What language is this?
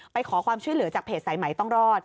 Thai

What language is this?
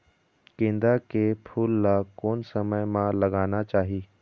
Chhattisgarhi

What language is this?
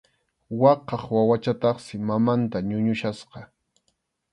Arequipa-La Unión Quechua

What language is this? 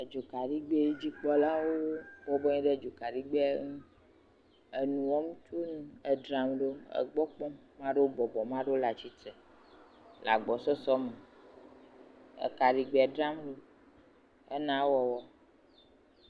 Ewe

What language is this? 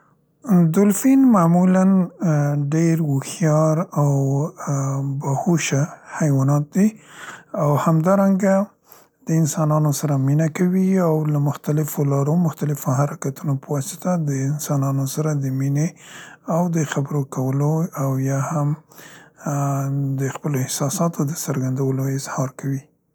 Central Pashto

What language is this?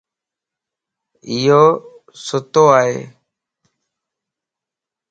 Lasi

